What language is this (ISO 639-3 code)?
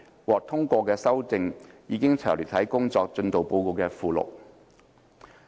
yue